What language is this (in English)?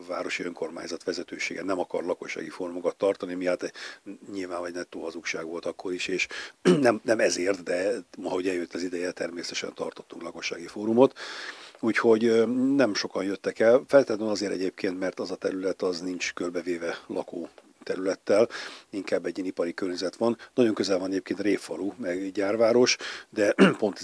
Hungarian